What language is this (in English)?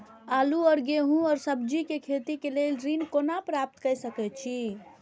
Maithili